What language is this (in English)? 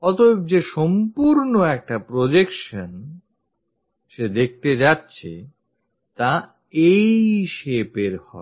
Bangla